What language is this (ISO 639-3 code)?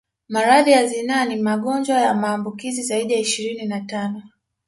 swa